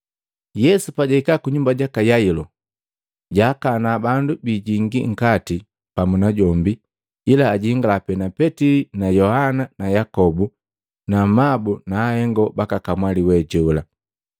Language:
Matengo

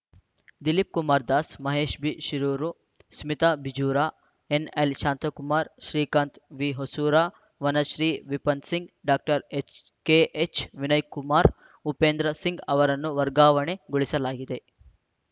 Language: Kannada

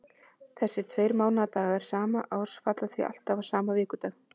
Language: Icelandic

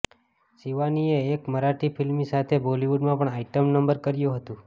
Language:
Gujarati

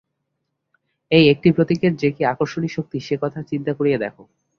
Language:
Bangla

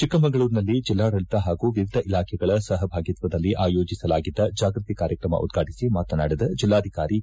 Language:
Kannada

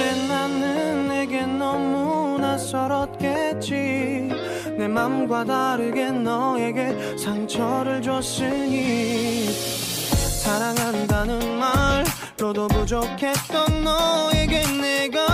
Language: Thai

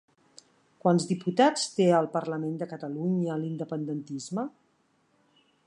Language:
Catalan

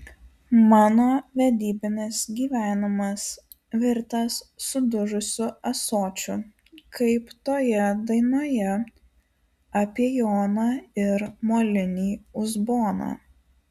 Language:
Lithuanian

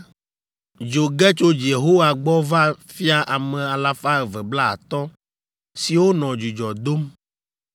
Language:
Ewe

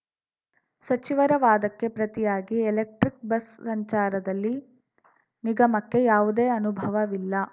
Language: Kannada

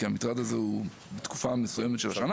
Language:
Hebrew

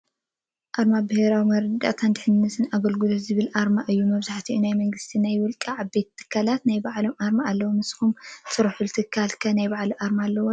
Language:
Tigrinya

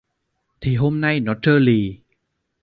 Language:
Vietnamese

